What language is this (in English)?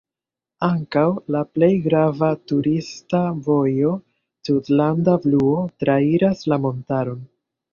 Esperanto